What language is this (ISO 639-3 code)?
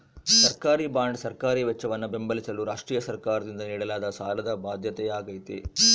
kan